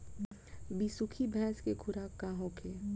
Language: Bhojpuri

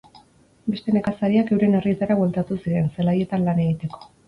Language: Basque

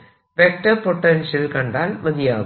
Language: Malayalam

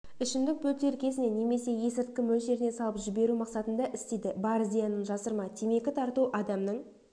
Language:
Kazakh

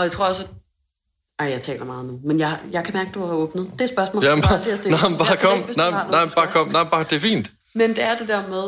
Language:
Danish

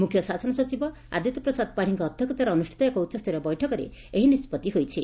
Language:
Odia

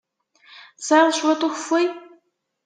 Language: Kabyle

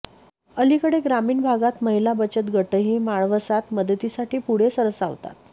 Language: Marathi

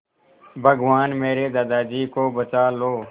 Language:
Hindi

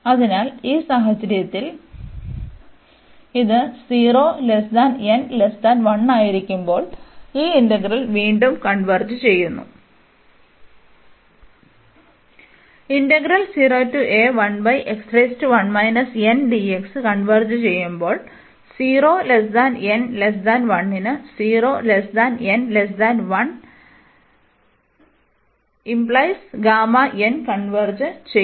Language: Malayalam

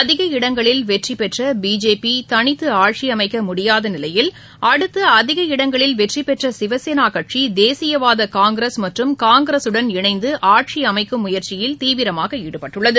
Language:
Tamil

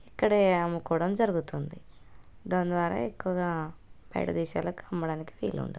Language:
Telugu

